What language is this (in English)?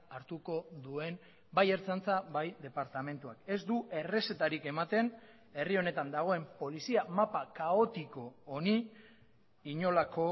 Basque